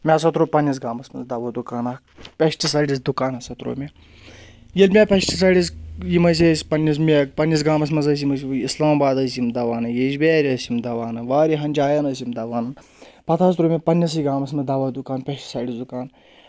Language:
Kashmiri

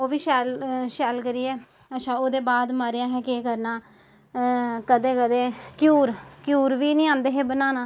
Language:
Dogri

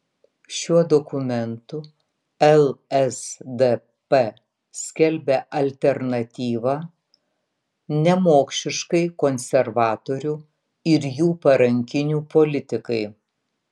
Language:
Lithuanian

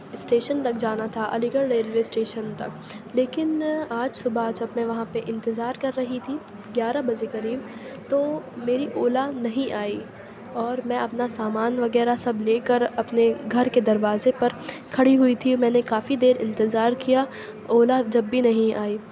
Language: Urdu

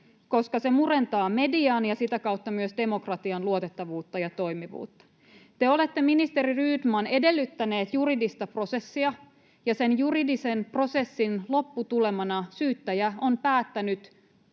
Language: Finnish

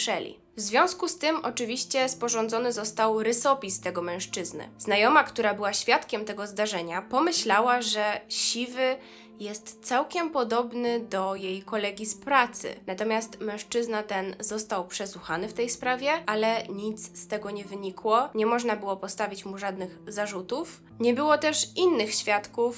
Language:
Polish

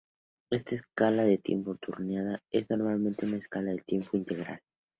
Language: Spanish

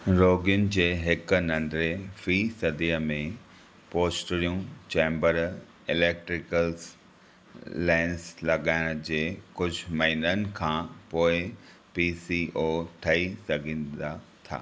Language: Sindhi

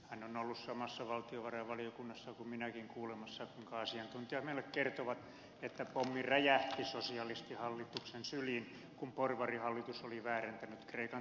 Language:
Finnish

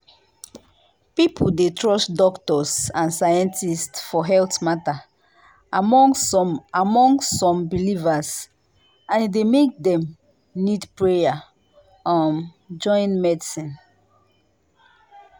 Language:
Nigerian Pidgin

